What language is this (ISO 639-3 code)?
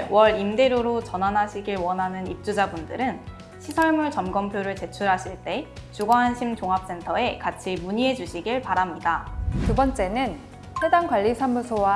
kor